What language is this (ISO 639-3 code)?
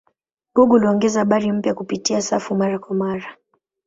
swa